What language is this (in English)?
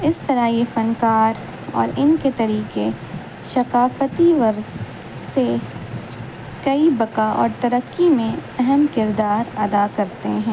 Urdu